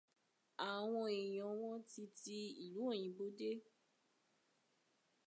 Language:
Yoruba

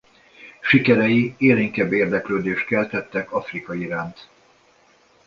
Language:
Hungarian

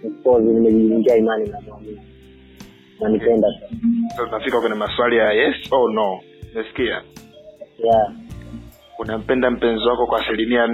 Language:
Swahili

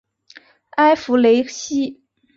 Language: Chinese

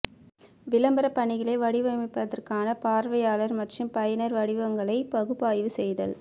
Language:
Tamil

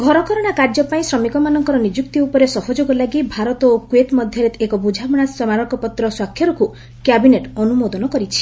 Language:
Odia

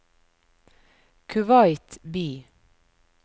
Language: Norwegian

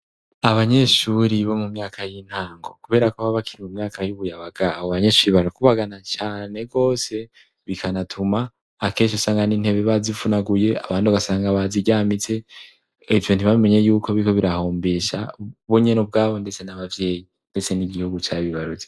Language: Rundi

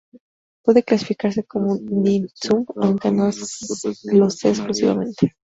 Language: Spanish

